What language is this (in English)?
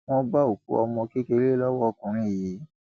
Yoruba